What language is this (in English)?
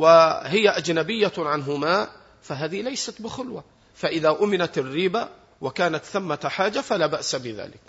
Arabic